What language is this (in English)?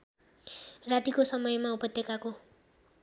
Nepali